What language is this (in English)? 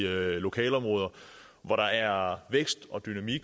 Danish